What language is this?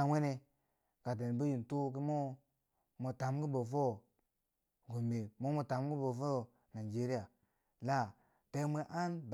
Bangwinji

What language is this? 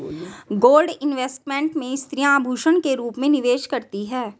Hindi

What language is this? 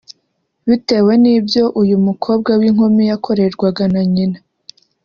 Kinyarwanda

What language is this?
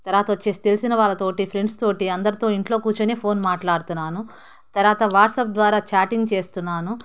Telugu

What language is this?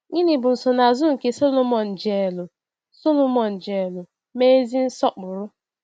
Igbo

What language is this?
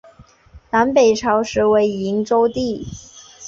Chinese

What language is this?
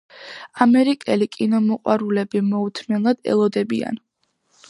Georgian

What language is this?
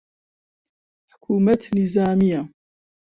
Central Kurdish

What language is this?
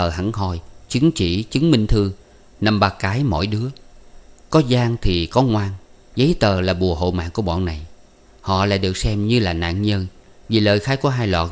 Vietnamese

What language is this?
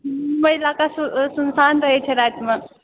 Maithili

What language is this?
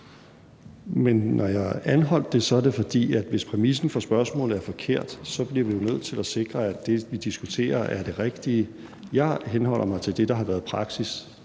Danish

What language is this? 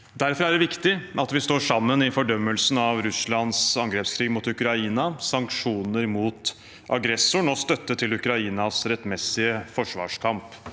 Norwegian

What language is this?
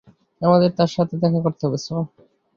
Bangla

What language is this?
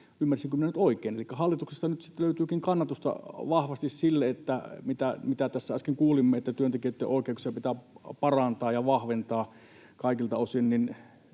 Finnish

